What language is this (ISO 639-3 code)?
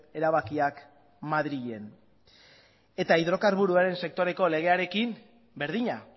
eus